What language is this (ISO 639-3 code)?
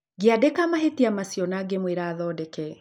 kik